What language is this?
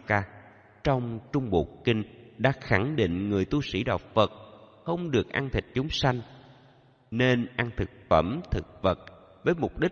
Vietnamese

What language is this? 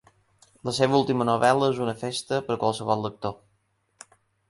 Catalan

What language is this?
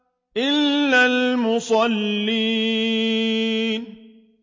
Arabic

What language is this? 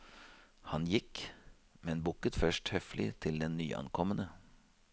Norwegian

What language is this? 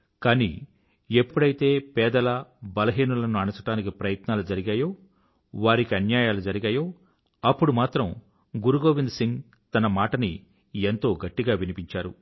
Telugu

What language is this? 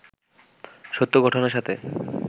Bangla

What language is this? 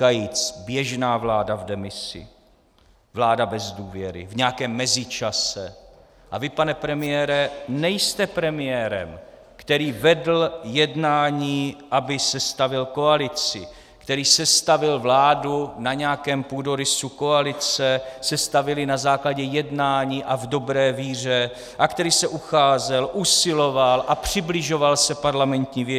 Czech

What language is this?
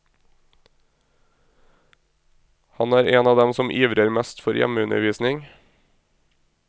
Norwegian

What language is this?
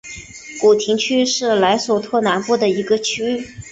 Chinese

